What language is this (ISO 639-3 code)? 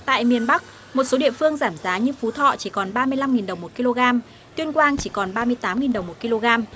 vie